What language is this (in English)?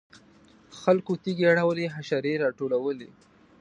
Pashto